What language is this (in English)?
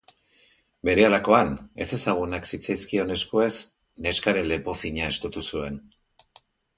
Basque